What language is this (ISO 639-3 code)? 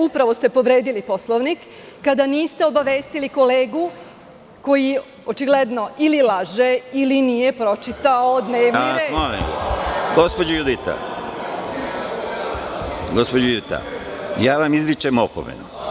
srp